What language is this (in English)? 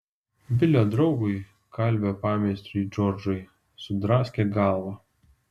Lithuanian